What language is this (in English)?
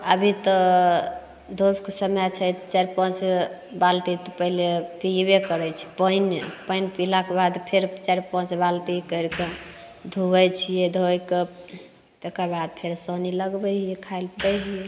Maithili